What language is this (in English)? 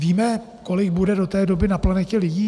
Czech